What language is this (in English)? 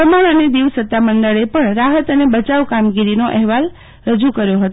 Gujarati